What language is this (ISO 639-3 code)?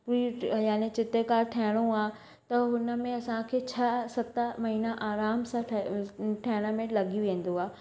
snd